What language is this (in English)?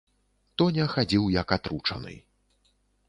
Belarusian